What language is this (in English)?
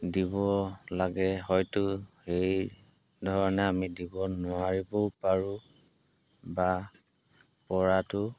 Assamese